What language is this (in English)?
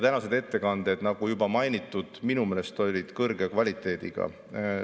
Estonian